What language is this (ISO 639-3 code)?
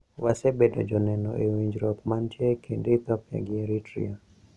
luo